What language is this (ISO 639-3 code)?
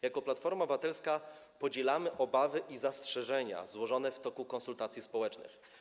pol